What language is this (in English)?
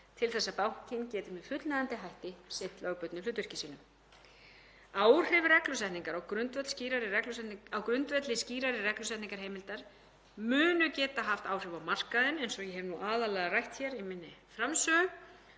Icelandic